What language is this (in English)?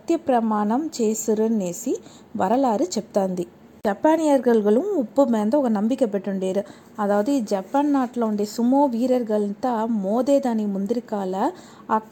Telugu